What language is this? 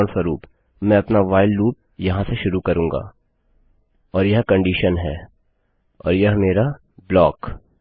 Hindi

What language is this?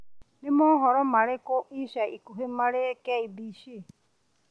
Kikuyu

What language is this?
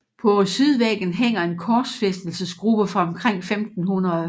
Danish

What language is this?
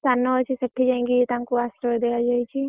Odia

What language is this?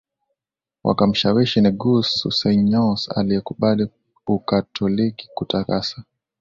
Swahili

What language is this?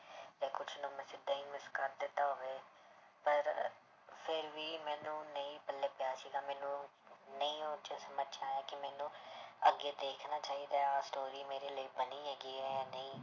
Punjabi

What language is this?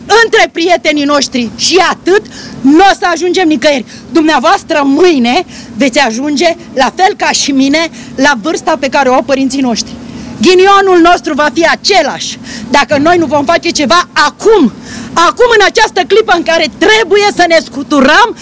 Romanian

